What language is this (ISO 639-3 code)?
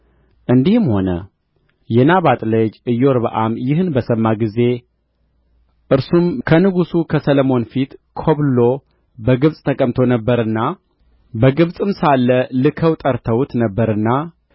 amh